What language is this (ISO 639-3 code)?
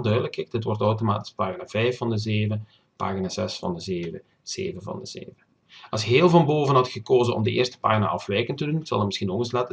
nld